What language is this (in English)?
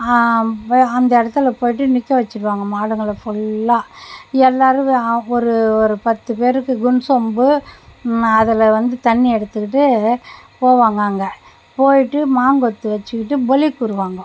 Tamil